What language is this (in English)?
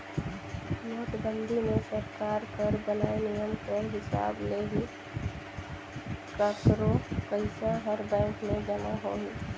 Chhattisgarhi